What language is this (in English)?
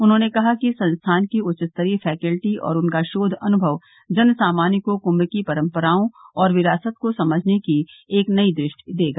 Hindi